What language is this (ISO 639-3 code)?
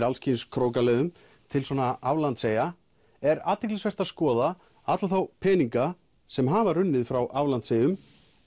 isl